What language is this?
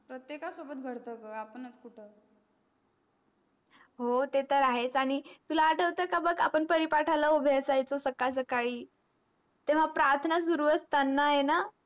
Marathi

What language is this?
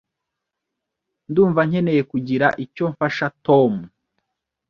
Kinyarwanda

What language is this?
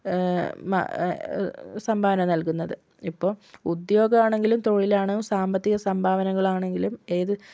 Malayalam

